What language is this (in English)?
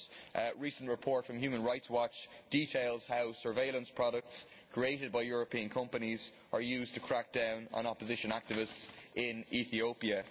English